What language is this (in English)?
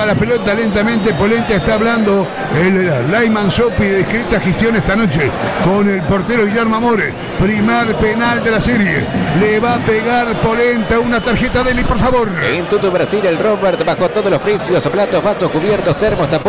Spanish